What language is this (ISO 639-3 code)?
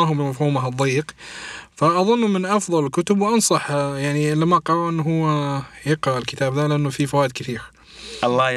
ara